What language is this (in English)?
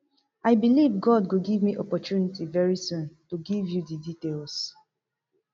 Nigerian Pidgin